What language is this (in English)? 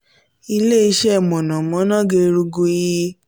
Yoruba